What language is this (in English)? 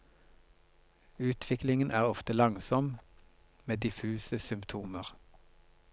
Norwegian